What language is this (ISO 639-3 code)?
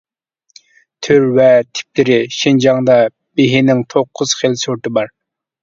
uig